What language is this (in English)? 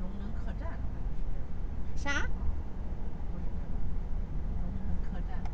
Chinese